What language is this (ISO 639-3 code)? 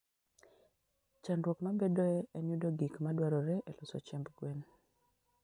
luo